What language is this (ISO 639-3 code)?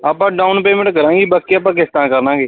pan